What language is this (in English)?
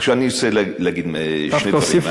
Hebrew